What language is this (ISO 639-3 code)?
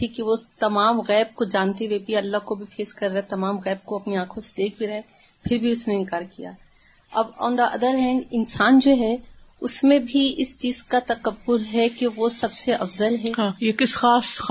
urd